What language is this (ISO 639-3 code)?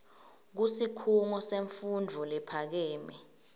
ssw